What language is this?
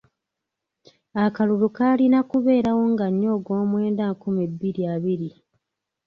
Ganda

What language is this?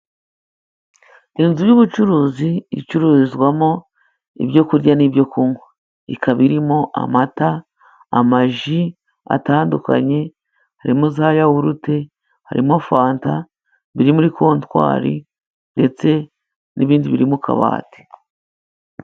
Kinyarwanda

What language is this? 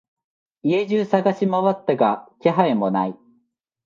Japanese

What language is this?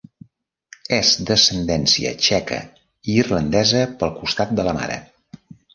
Catalan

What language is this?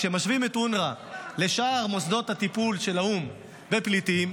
Hebrew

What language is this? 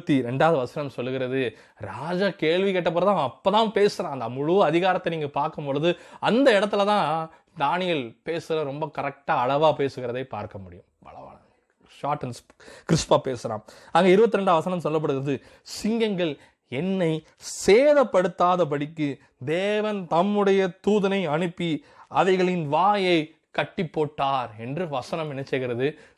Tamil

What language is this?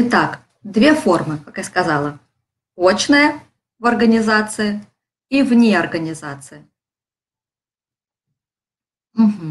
Russian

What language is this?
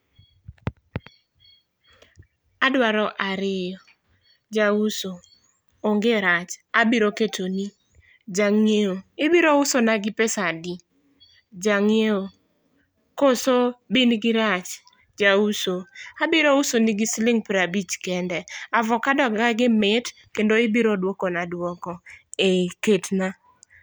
Luo (Kenya and Tanzania)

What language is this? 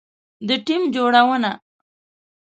Pashto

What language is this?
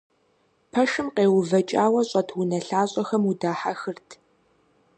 Kabardian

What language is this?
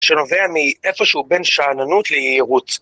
Hebrew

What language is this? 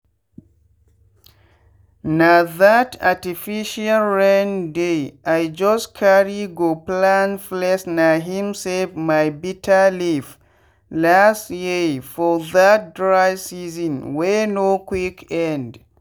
Nigerian Pidgin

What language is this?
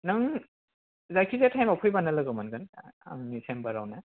Bodo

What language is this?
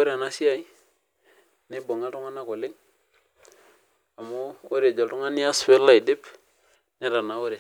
Masai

